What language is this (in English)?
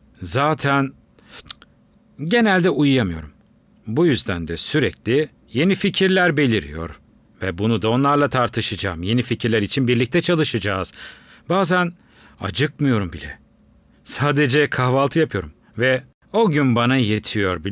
Turkish